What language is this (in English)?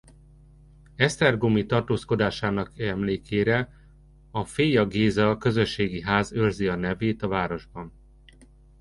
Hungarian